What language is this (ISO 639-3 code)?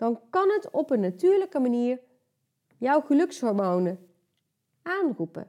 nld